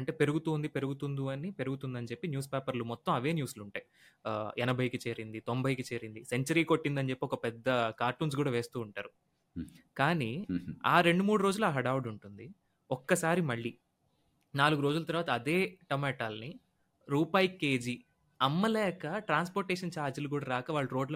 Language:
Telugu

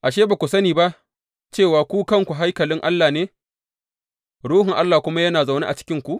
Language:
Hausa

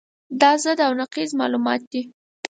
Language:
Pashto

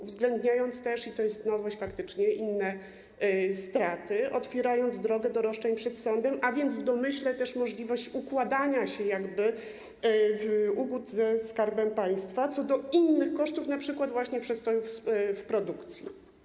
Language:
Polish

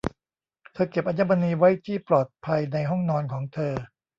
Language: Thai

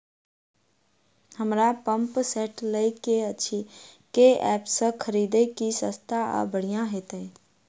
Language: Maithili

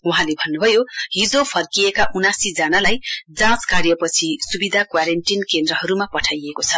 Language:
Nepali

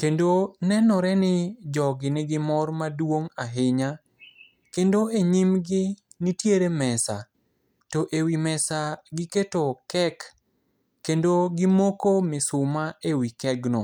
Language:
Luo (Kenya and Tanzania)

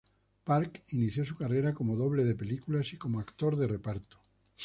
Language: Spanish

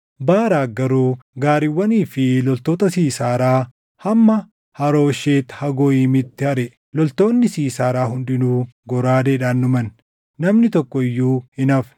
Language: Oromo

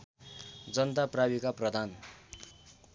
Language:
Nepali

